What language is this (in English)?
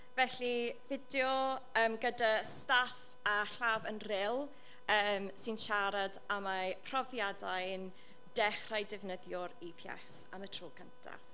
Welsh